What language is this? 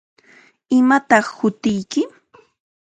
Chiquián Ancash Quechua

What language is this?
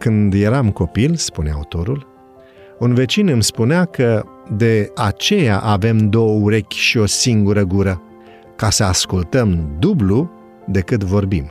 Romanian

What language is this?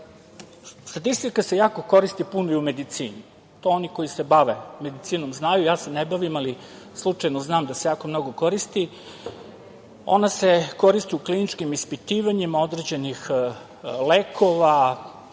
Serbian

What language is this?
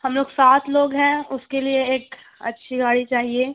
Urdu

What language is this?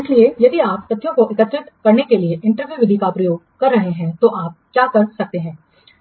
Hindi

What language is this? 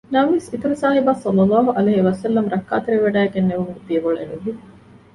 Divehi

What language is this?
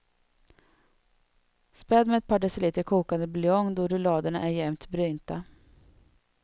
Swedish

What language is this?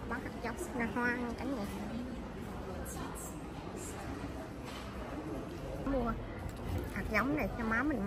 Vietnamese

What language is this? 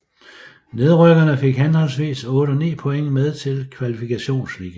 Danish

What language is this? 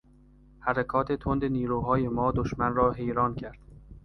Persian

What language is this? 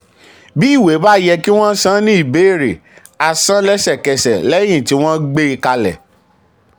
Yoruba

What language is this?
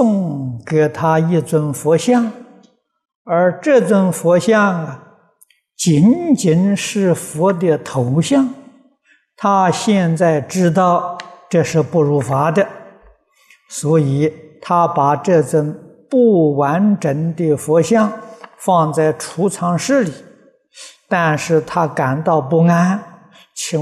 Chinese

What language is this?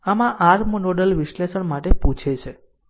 Gujarati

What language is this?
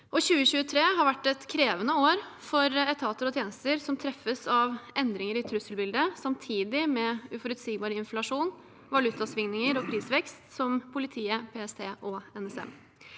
Norwegian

